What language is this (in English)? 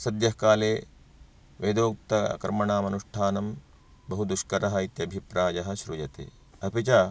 Sanskrit